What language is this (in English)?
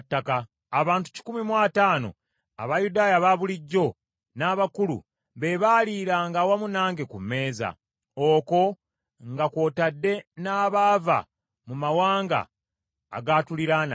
Ganda